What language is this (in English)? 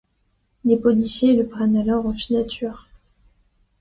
French